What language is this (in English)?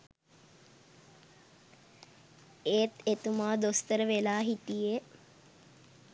Sinhala